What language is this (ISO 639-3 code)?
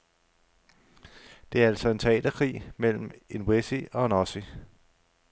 dan